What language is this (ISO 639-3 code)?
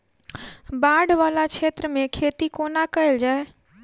mai